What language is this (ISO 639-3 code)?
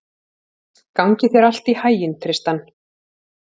isl